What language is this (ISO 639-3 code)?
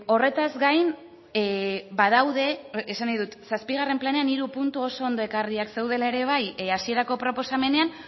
eus